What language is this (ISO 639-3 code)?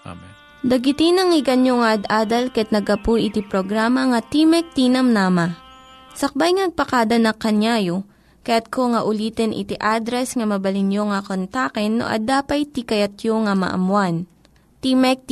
fil